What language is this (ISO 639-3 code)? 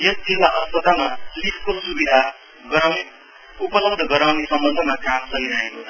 nep